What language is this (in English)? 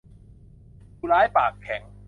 Thai